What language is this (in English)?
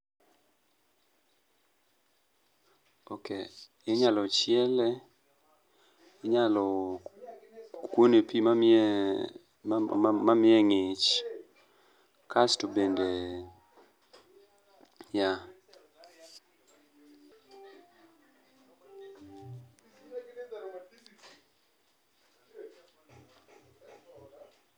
Luo (Kenya and Tanzania)